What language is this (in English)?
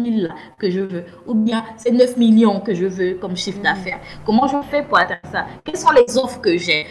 French